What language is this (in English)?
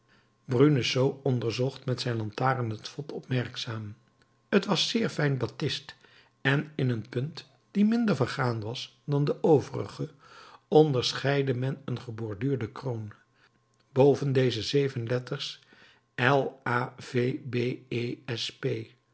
Dutch